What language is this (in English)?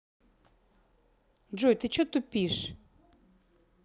Russian